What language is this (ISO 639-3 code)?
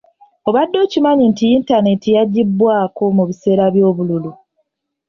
lug